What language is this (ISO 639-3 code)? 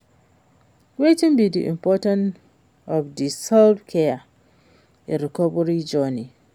pcm